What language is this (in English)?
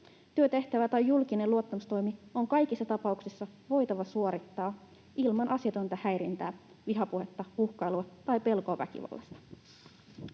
Finnish